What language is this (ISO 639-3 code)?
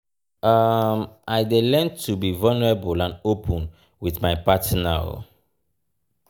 pcm